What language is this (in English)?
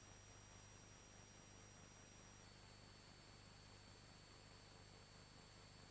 Italian